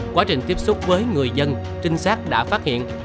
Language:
Vietnamese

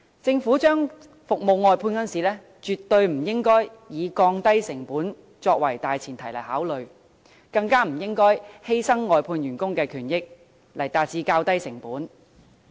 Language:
Cantonese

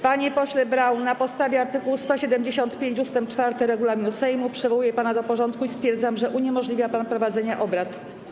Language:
Polish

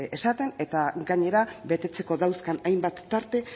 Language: Basque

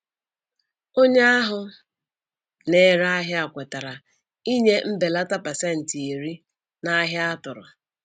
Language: Igbo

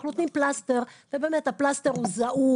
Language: Hebrew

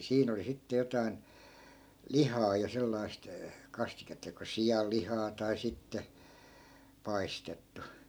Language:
Finnish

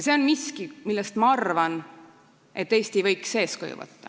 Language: Estonian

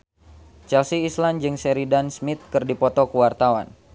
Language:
Sundanese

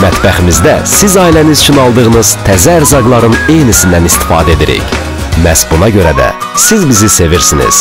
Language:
Turkish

